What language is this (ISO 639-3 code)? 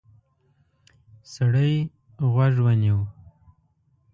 pus